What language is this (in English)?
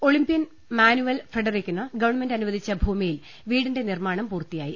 Malayalam